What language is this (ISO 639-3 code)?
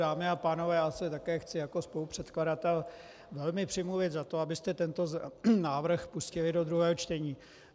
ces